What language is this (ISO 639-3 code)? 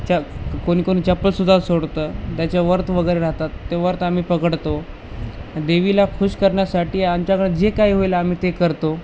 mar